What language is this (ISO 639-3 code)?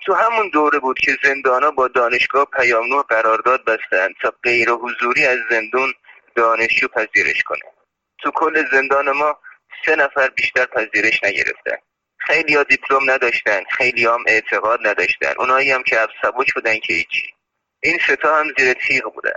fas